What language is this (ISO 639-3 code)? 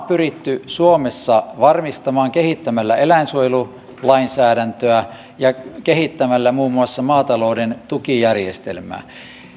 fin